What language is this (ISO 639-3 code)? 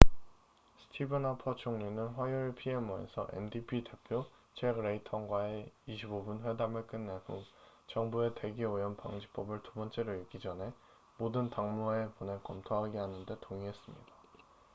kor